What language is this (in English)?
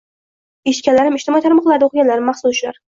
Uzbek